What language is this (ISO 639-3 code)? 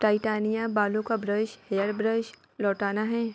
urd